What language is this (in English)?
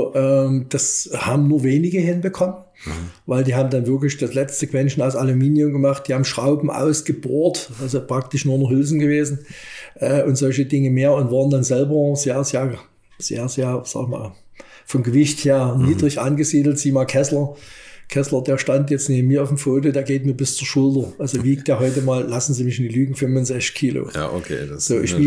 German